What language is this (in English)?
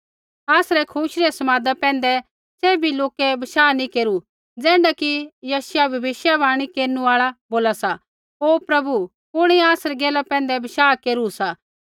Kullu Pahari